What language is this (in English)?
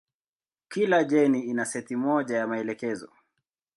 Swahili